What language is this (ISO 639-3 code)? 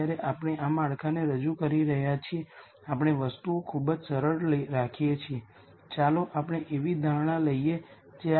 guj